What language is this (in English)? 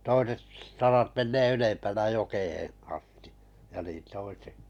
Finnish